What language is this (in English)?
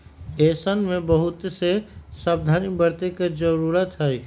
Magahi